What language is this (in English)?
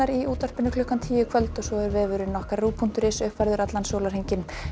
Icelandic